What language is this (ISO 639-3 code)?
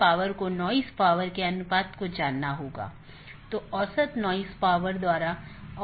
hin